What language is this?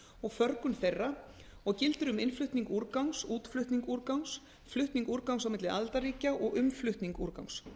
Icelandic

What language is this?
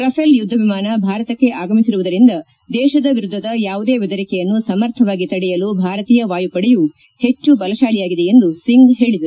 Kannada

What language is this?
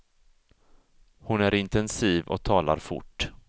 Swedish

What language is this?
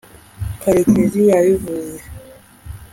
Kinyarwanda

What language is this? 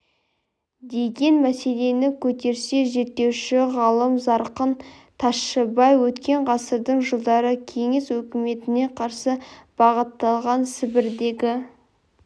Kazakh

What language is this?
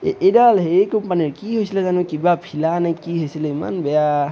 Assamese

